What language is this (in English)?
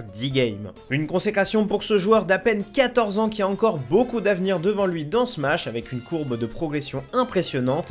French